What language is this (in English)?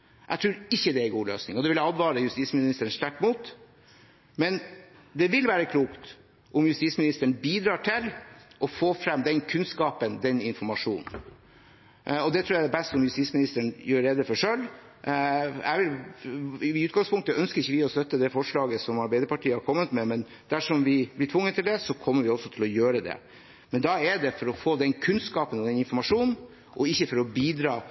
Norwegian Bokmål